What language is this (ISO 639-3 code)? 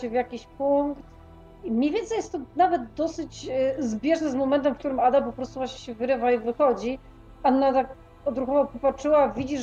pol